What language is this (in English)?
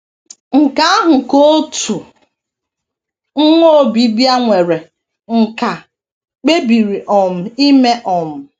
Igbo